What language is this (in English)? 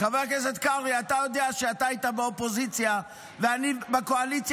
Hebrew